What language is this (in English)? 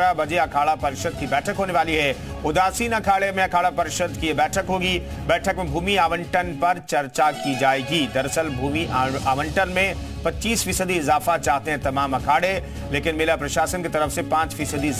Hindi